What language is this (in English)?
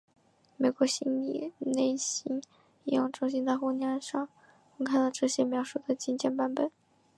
Chinese